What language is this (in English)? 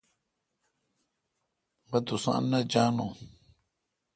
Kalkoti